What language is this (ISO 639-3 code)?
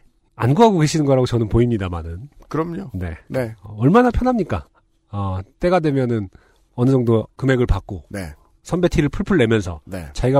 kor